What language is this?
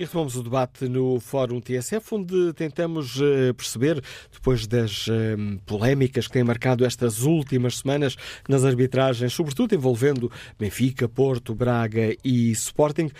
Portuguese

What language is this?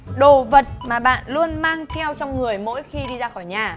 Vietnamese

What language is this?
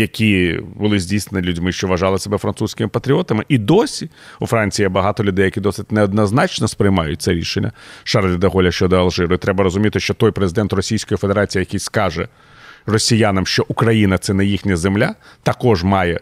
Ukrainian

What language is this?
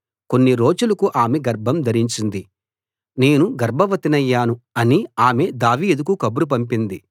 Telugu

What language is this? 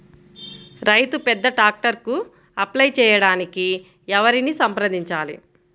Telugu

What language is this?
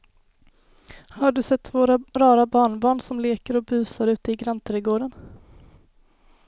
Swedish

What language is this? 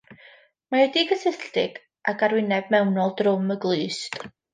Welsh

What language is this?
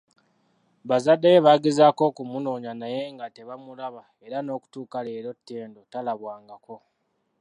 Ganda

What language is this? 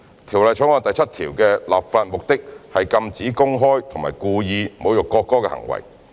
Cantonese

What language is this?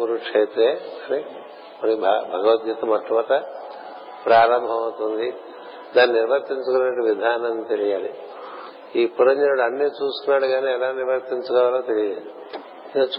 Telugu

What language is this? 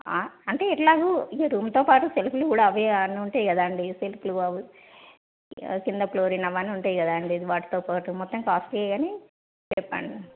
Telugu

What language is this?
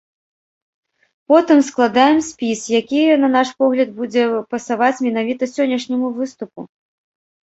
Belarusian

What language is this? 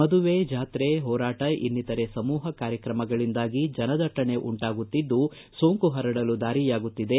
Kannada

